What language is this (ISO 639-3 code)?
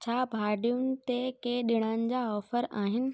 snd